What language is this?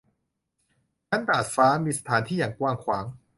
Thai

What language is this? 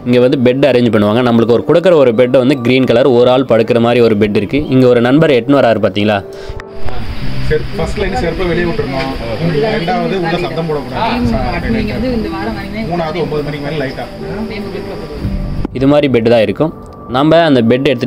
Korean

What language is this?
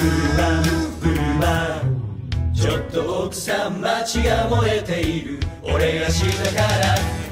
Korean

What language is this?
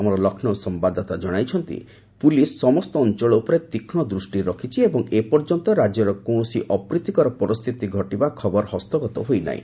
Odia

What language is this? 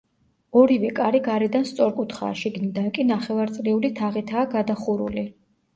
Georgian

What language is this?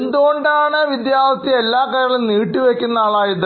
Malayalam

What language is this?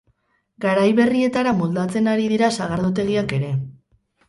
Basque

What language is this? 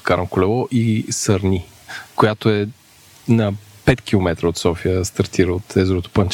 Bulgarian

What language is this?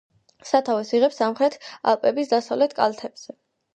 Georgian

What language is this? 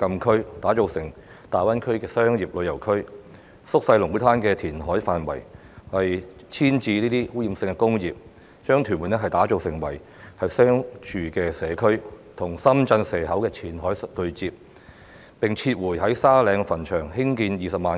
Cantonese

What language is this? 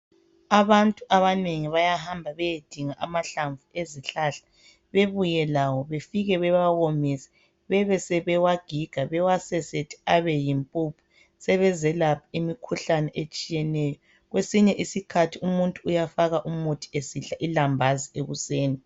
North Ndebele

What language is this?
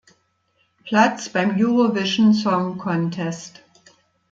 German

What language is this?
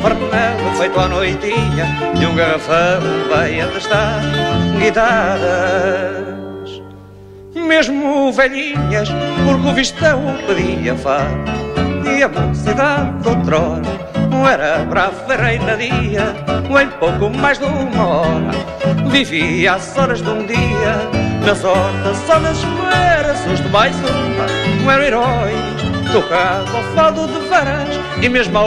Portuguese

